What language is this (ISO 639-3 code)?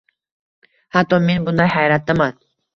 uzb